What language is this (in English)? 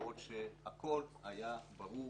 Hebrew